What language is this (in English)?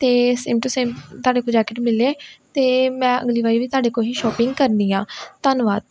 Punjabi